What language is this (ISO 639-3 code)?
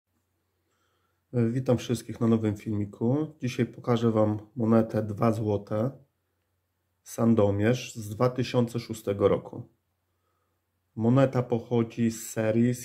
pol